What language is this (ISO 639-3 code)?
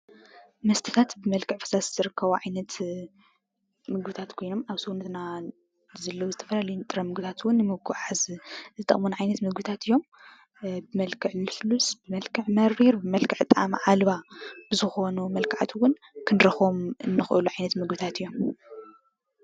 tir